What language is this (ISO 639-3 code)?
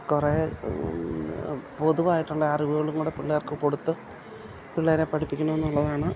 mal